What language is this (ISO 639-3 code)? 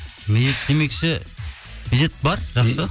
kaz